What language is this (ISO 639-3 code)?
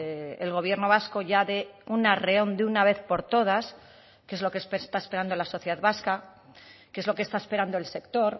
spa